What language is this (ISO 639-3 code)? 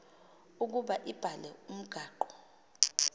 xho